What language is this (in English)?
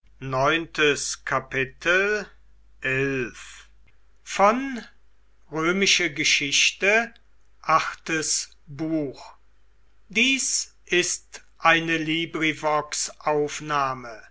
German